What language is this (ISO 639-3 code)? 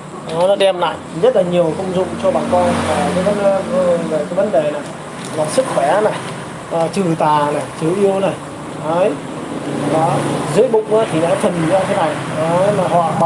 vie